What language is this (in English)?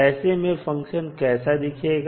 Hindi